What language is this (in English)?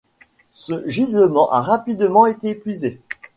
French